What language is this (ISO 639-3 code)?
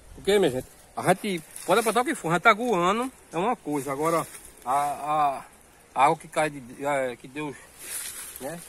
por